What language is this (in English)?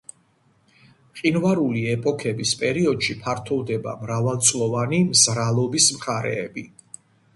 Georgian